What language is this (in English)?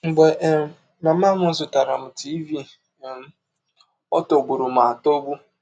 Igbo